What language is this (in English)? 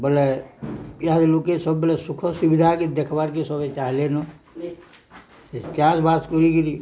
Odia